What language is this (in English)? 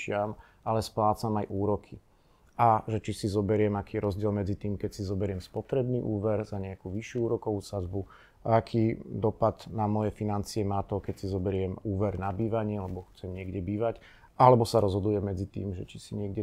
Slovak